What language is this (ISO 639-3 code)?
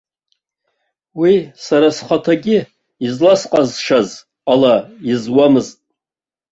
abk